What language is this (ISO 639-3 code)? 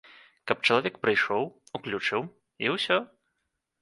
bel